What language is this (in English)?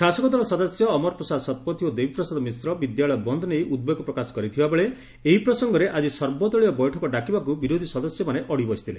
Odia